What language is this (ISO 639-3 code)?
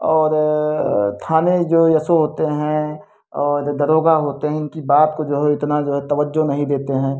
hin